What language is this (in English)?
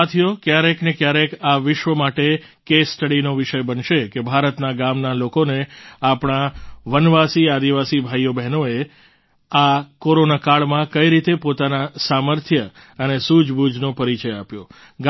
Gujarati